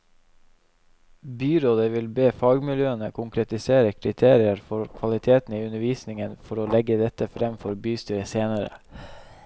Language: Norwegian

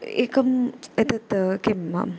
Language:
Sanskrit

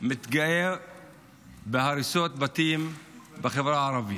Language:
Hebrew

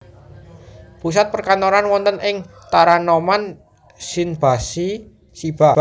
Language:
Javanese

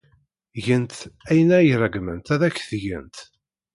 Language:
Kabyle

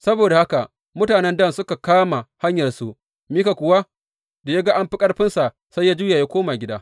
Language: Hausa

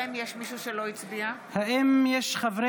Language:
Hebrew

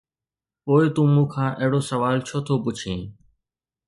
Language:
Sindhi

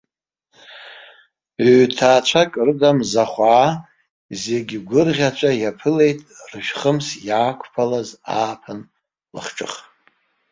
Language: Abkhazian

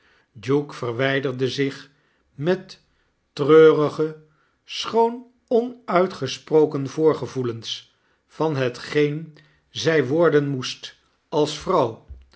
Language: Dutch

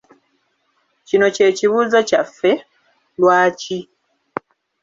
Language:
Ganda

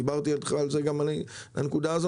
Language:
Hebrew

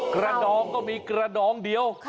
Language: Thai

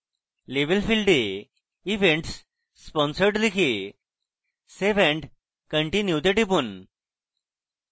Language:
Bangla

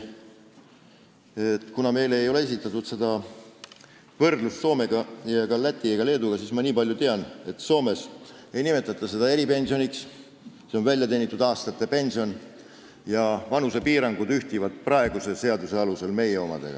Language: Estonian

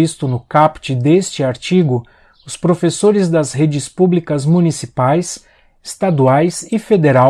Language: Portuguese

